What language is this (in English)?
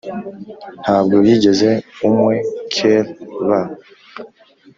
Kinyarwanda